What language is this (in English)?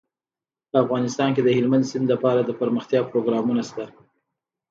Pashto